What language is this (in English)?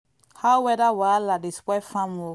Nigerian Pidgin